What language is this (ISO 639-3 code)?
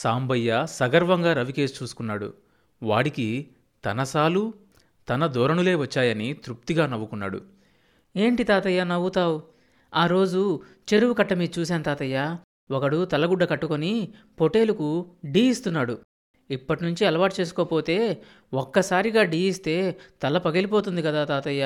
tel